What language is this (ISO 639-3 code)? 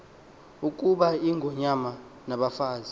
xho